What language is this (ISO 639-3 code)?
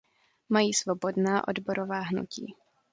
ces